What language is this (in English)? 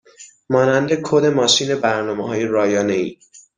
Persian